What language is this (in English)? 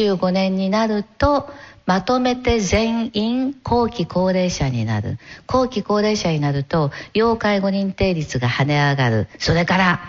Japanese